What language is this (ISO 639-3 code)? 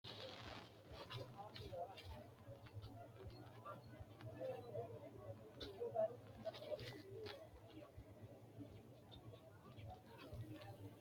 sid